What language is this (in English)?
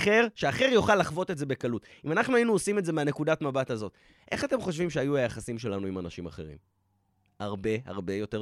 Hebrew